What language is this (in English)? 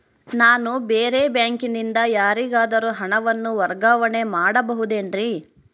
Kannada